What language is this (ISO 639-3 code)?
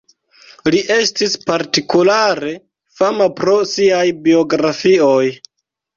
epo